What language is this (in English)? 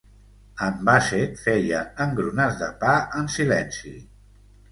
Catalan